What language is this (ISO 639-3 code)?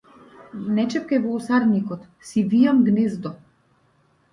mkd